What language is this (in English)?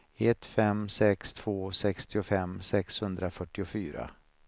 Swedish